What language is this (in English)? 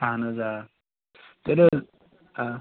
Kashmiri